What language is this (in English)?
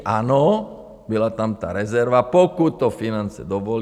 Czech